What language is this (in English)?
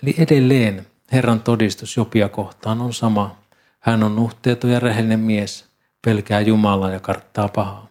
Finnish